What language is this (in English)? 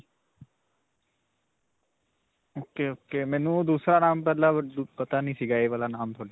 Punjabi